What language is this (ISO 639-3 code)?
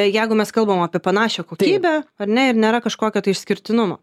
lit